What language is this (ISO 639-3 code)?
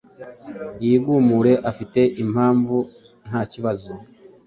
kin